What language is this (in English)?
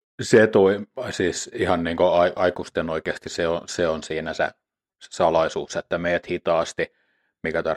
Finnish